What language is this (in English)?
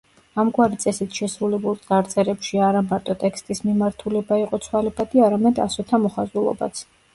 Georgian